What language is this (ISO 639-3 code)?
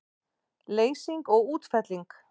isl